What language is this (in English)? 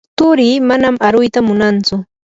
Yanahuanca Pasco Quechua